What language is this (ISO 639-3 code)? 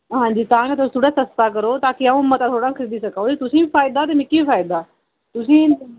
doi